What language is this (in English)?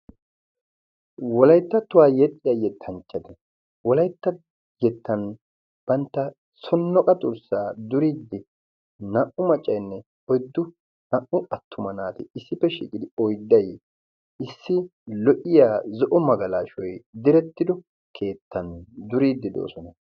Wolaytta